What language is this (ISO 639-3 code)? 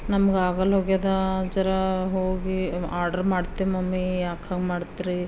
kan